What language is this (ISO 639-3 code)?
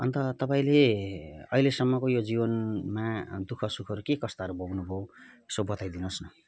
nep